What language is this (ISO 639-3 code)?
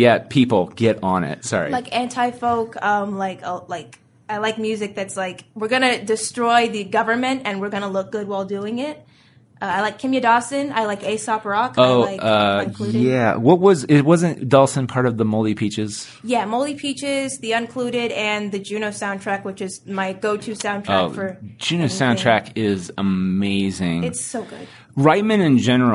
eng